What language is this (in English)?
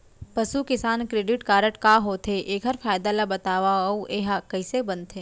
Chhattisgarhi